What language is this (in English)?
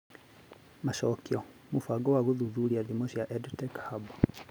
Kikuyu